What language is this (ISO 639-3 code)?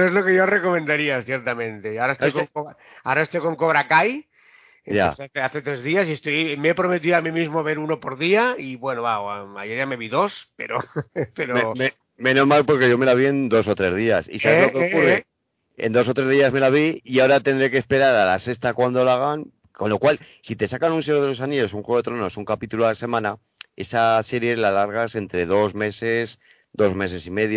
spa